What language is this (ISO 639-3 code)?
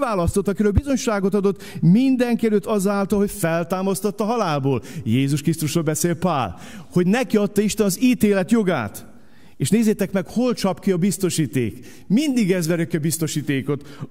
hun